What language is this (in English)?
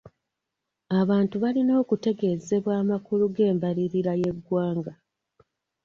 Ganda